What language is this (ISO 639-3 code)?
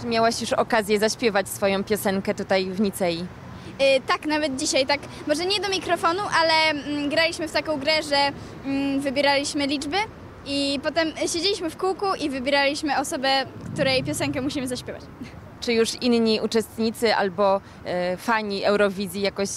pol